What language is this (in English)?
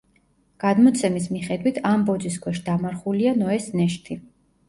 Georgian